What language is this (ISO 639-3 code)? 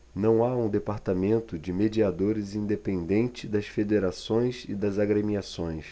por